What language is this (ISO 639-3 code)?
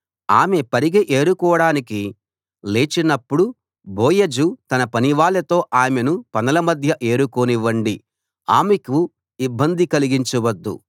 tel